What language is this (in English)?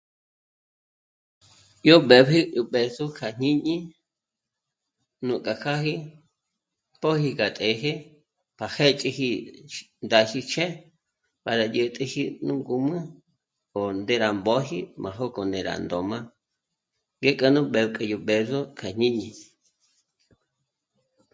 Michoacán Mazahua